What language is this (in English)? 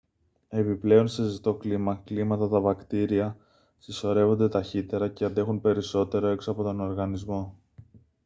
Greek